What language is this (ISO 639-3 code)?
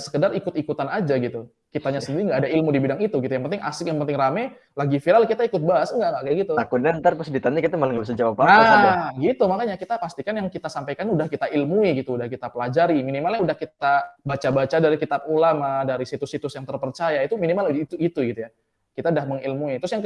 ind